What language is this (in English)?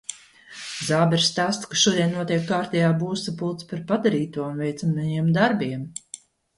Latvian